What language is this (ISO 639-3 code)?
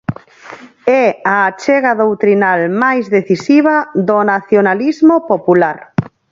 glg